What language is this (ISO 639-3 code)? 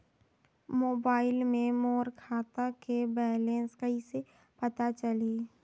hne